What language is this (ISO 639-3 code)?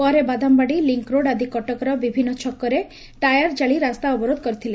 ori